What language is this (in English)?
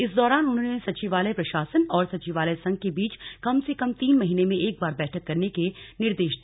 Hindi